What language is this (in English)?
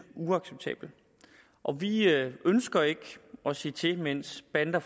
Danish